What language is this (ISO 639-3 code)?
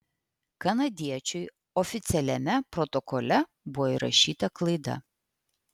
lit